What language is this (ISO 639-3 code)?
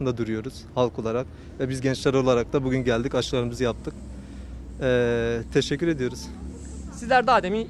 tur